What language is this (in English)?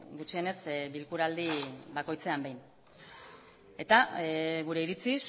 Basque